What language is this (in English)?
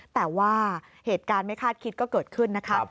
Thai